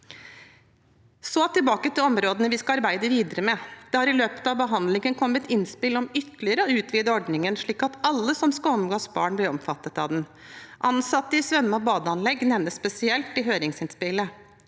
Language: Norwegian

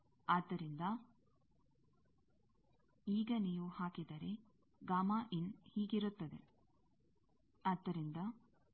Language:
Kannada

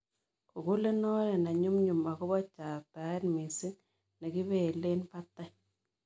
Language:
Kalenjin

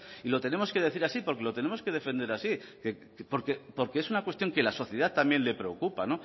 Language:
Spanish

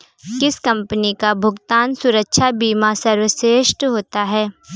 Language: Hindi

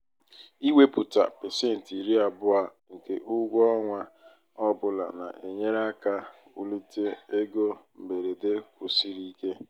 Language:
Igbo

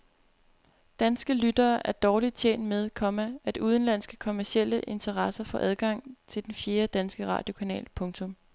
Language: Danish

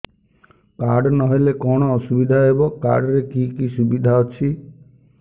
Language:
Odia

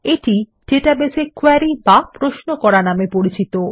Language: Bangla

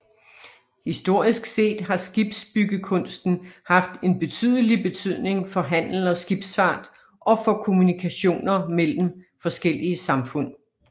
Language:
Danish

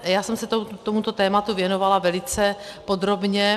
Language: Czech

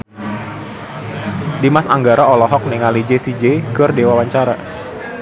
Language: Sundanese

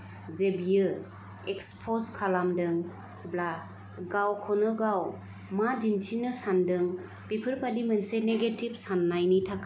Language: Bodo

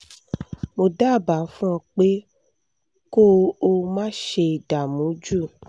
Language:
Yoruba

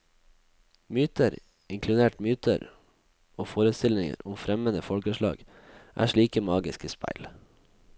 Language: Norwegian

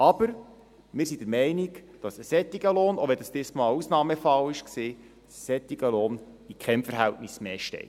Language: Swiss German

